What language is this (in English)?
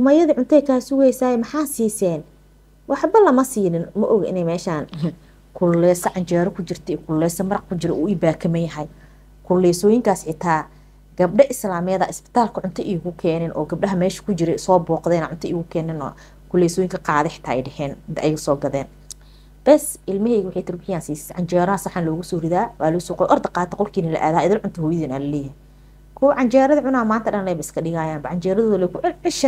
Arabic